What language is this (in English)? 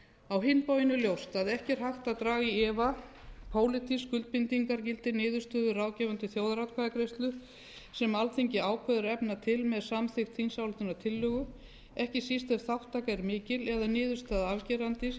Icelandic